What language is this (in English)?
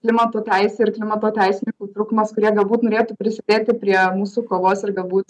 Lithuanian